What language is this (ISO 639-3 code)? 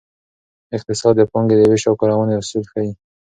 pus